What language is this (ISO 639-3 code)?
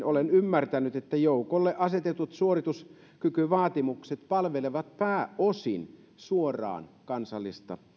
fin